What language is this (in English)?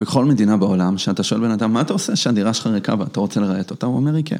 Hebrew